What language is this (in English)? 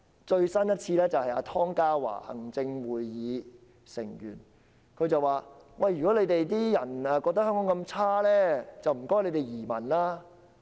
Cantonese